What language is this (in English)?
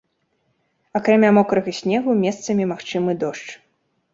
Belarusian